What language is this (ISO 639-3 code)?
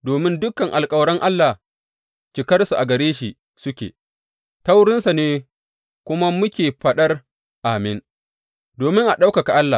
hau